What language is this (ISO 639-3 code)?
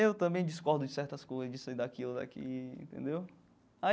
por